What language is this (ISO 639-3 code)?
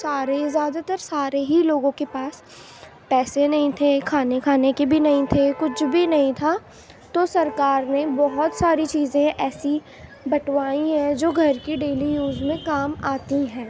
urd